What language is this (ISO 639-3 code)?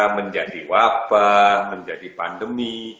ind